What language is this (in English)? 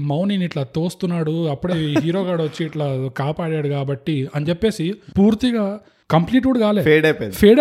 Telugu